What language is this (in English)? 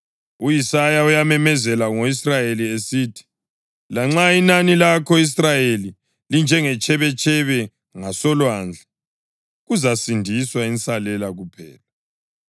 North Ndebele